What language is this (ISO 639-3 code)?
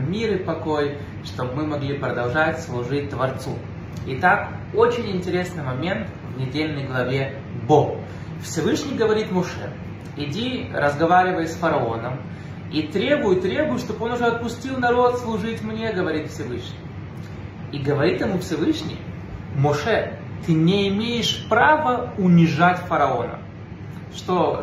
rus